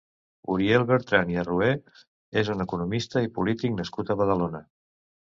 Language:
Catalan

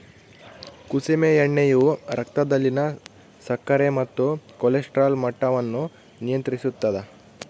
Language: Kannada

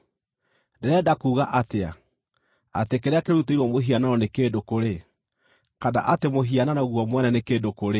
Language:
Kikuyu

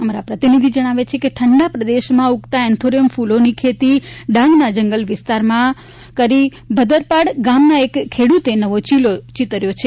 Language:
Gujarati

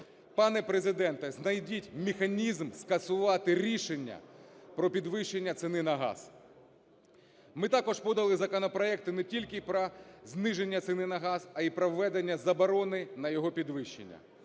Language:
Ukrainian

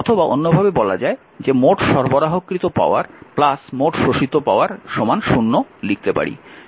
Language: Bangla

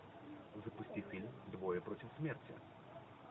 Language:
Russian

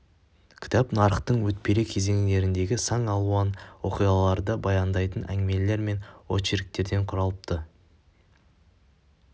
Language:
Kazakh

